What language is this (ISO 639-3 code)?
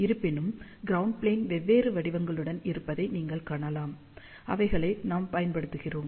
tam